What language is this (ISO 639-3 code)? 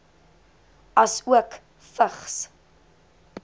afr